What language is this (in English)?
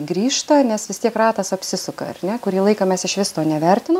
Lithuanian